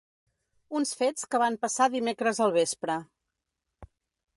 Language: Catalan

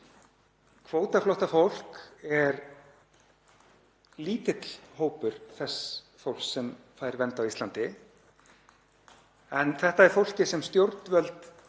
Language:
Icelandic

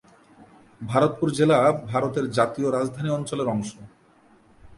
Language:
Bangla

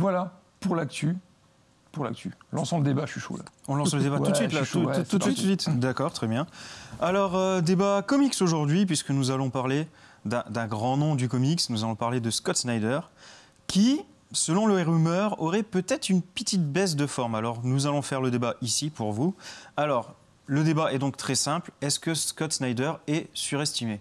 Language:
French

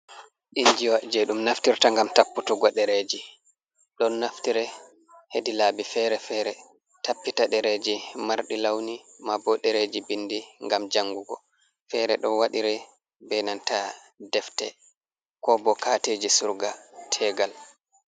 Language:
Fula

